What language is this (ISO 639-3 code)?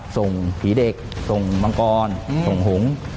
tha